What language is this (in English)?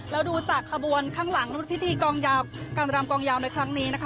Thai